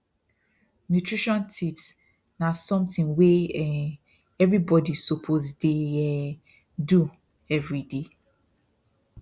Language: Nigerian Pidgin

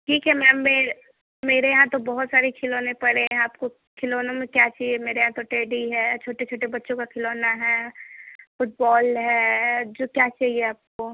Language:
Hindi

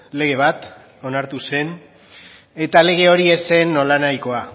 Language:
Basque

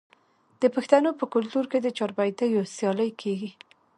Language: Pashto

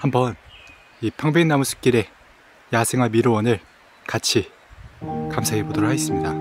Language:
Korean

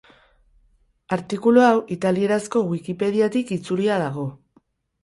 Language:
Basque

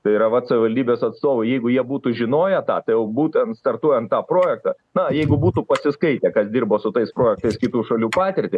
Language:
Lithuanian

